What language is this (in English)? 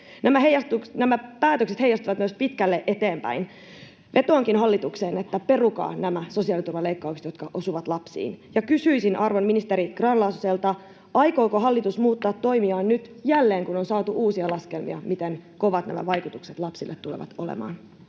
Finnish